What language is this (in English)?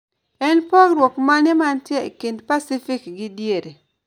Luo (Kenya and Tanzania)